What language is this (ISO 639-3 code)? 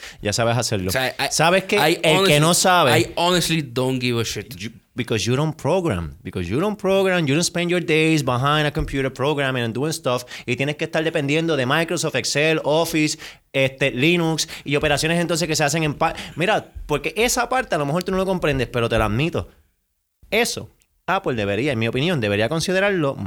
spa